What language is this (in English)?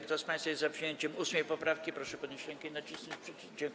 Polish